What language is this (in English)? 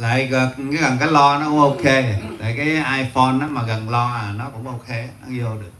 Vietnamese